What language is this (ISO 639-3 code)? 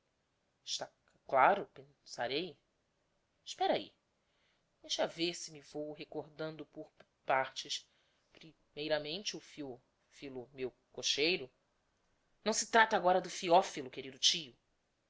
por